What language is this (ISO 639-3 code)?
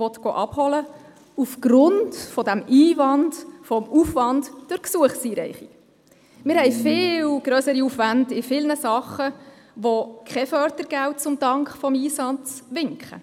gsw